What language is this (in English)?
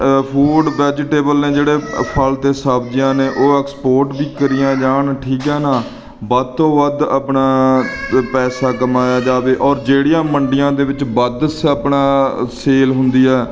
Punjabi